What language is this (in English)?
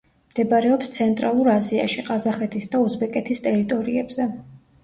Georgian